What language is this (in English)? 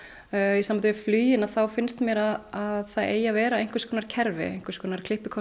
Icelandic